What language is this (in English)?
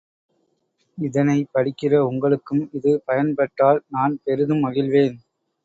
Tamil